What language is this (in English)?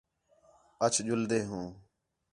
Khetrani